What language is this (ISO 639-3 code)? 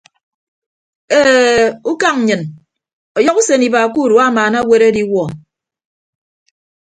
ibb